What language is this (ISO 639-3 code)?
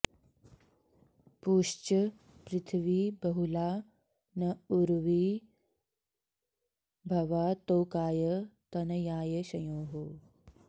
san